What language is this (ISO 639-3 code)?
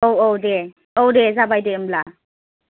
brx